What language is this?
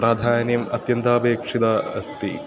Sanskrit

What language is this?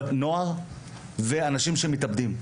Hebrew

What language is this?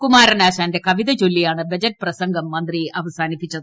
Malayalam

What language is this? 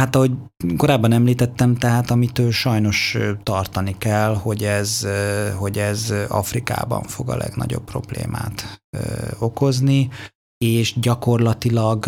Hungarian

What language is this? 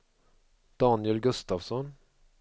Swedish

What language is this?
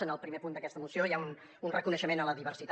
Catalan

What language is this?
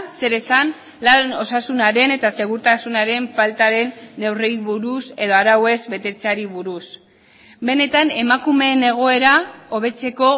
Basque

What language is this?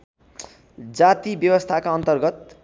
Nepali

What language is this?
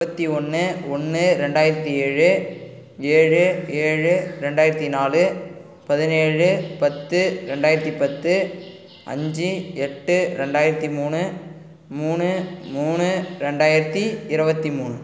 Tamil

